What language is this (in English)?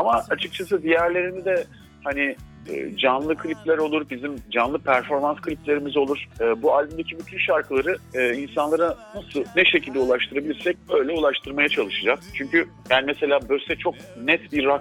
Turkish